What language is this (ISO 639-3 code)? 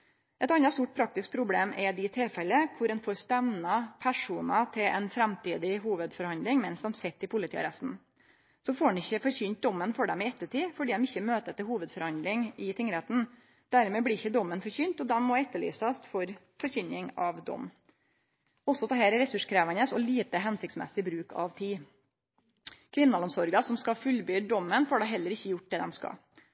nno